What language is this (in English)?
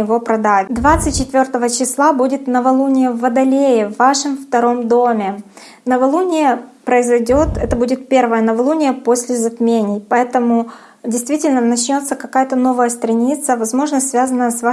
Russian